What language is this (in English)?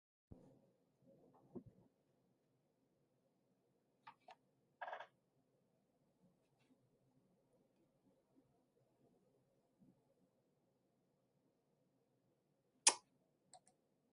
Hausa